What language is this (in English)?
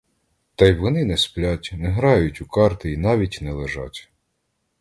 Ukrainian